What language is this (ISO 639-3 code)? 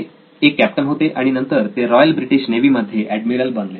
mar